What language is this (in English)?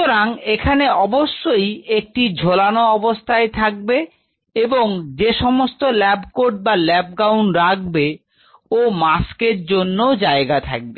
Bangla